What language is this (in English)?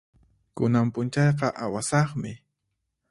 Puno Quechua